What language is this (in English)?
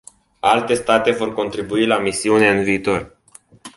Romanian